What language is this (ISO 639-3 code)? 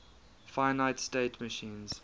eng